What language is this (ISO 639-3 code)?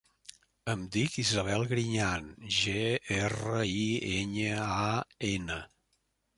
cat